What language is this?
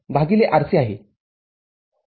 Marathi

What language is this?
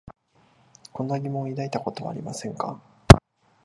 Japanese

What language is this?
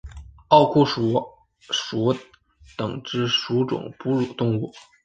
Chinese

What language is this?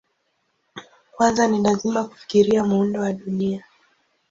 Swahili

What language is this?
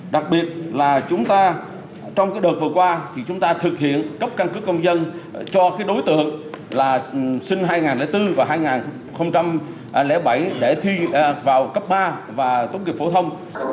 Vietnamese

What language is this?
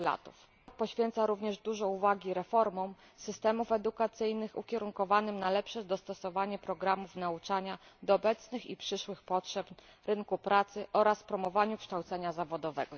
Polish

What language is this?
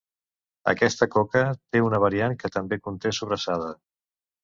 Catalan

